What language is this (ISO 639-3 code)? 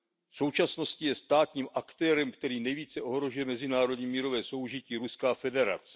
ces